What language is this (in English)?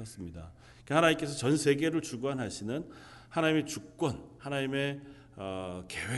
Korean